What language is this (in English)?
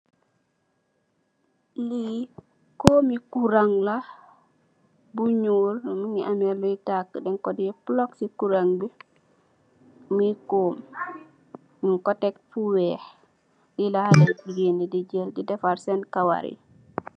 Wolof